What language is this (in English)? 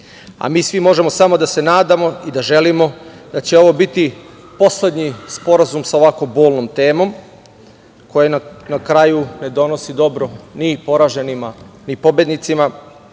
Serbian